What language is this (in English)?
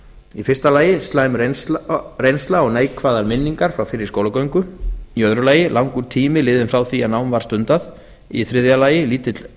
Icelandic